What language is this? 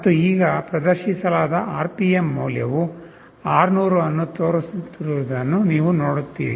Kannada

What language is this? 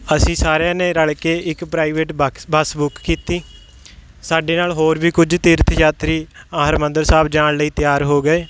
Punjabi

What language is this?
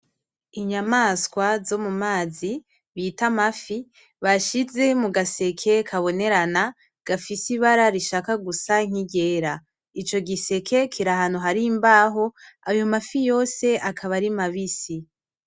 Rundi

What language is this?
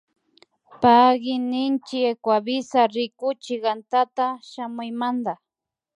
Imbabura Highland Quichua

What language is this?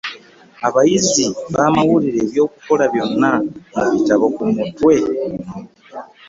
Ganda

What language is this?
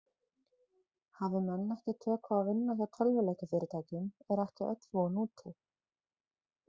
Icelandic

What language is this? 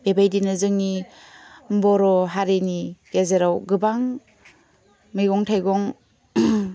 Bodo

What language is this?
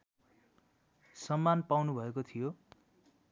Nepali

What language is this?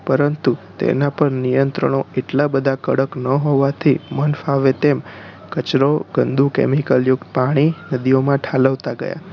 Gujarati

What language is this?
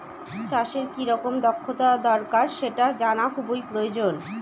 Bangla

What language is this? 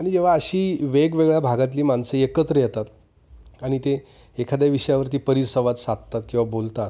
Marathi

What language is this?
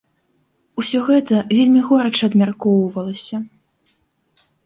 Belarusian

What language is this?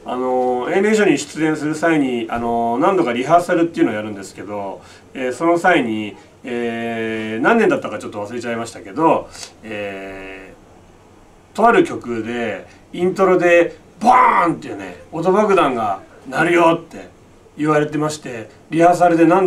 Japanese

